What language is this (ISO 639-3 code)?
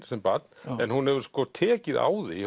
isl